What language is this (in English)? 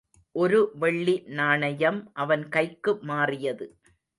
Tamil